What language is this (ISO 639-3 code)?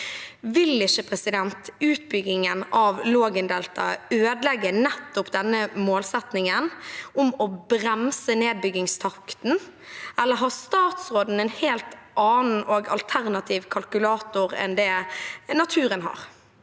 nor